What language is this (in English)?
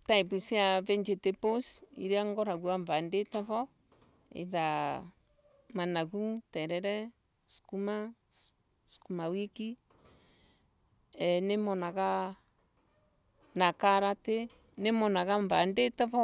Embu